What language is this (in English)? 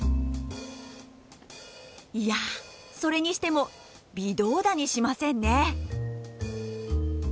Japanese